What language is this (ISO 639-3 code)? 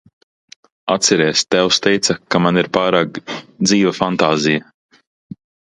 lav